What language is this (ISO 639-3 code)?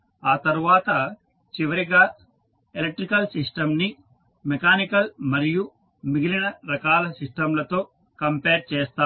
tel